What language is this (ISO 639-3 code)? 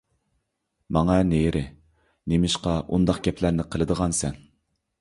uig